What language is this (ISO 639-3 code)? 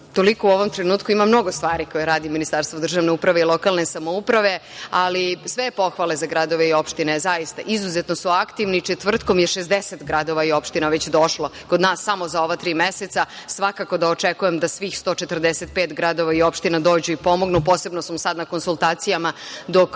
srp